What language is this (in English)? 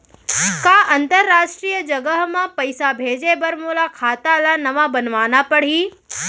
Chhattisgarhi